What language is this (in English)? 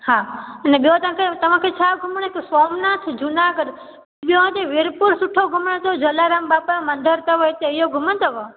Sindhi